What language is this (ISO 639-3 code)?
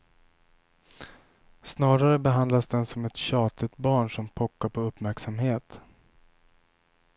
swe